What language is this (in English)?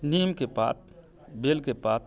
Maithili